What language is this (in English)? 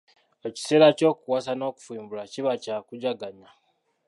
Ganda